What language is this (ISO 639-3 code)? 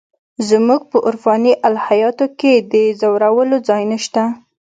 pus